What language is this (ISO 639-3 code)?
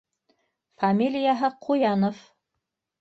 bak